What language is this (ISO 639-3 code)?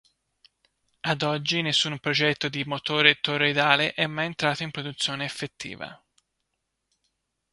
ita